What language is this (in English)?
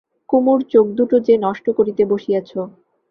Bangla